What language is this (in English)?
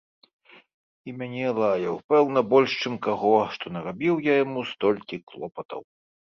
Belarusian